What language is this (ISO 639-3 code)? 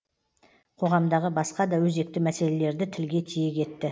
kaz